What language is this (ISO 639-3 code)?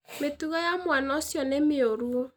kik